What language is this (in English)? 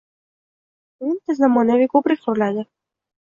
Uzbek